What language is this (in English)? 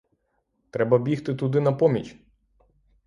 Ukrainian